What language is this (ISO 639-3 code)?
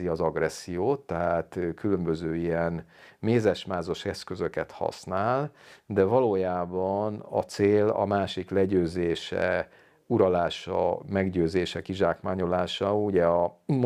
hun